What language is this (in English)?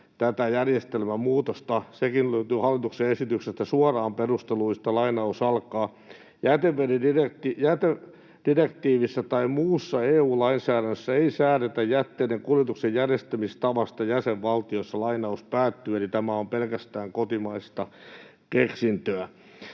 Finnish